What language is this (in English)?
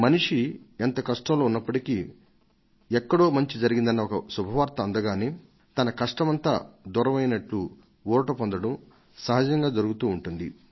Telugu